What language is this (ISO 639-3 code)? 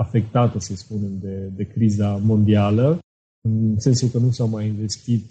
ron